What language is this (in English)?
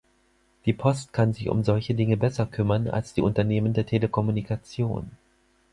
German